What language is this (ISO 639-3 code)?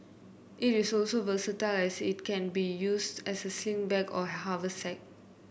eng